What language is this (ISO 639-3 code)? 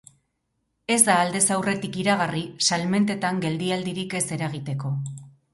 eus